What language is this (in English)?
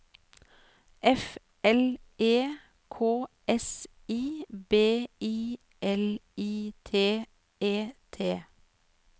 Norwegian